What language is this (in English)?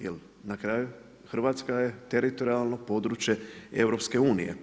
Croatian